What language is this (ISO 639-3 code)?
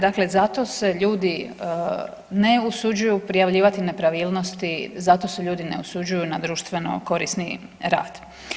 hrv